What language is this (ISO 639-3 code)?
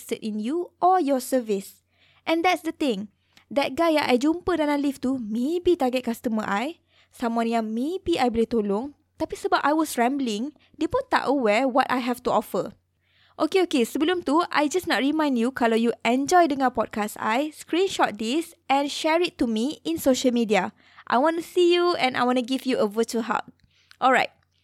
msa